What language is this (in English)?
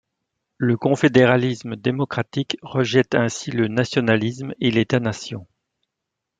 French